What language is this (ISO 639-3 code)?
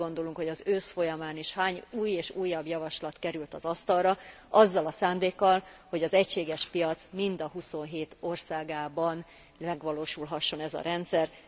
hun